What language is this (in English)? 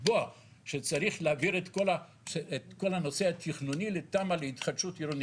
Hebrew